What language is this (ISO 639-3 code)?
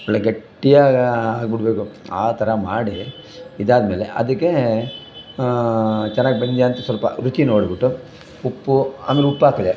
kan